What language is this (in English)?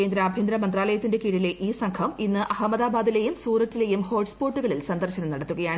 Malayalam